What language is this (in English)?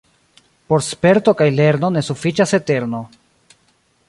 Esperanto